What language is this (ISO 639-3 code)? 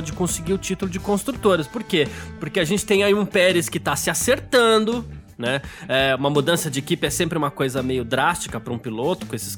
por